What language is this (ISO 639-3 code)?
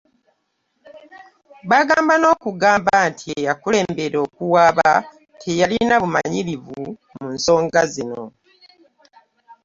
lug